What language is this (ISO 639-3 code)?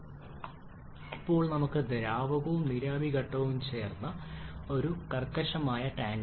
mal